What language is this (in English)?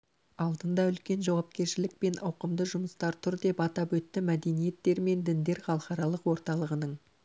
Kazakh